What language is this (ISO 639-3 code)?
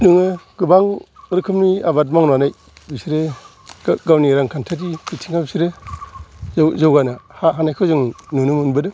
brx